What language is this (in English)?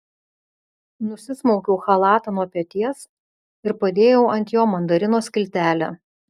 Lithuanian